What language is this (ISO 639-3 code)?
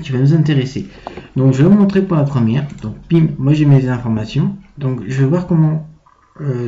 fra